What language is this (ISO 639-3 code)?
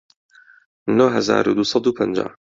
ckb